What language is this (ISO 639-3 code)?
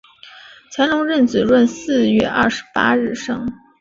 zho